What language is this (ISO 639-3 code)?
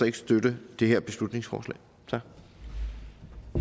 dan